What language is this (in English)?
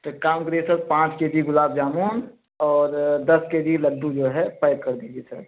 Hindi